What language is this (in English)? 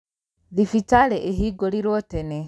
Kikuyu